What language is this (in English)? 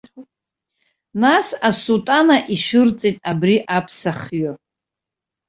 Abkhazian